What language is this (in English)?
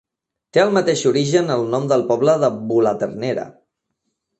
Catalan